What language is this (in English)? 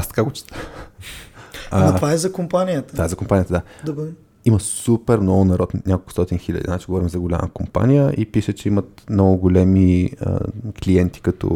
Bulgarian